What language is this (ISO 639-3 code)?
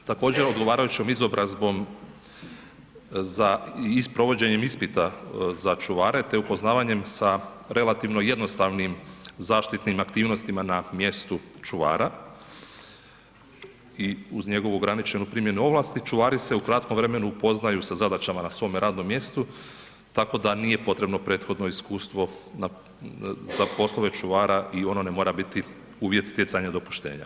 hrv